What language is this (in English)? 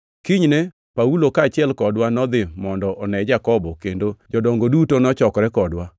Luo (Kenya and Tanzania)